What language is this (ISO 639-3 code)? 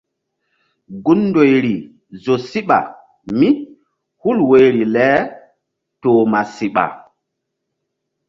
mdd